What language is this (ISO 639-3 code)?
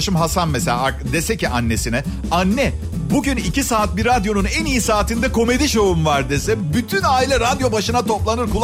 tur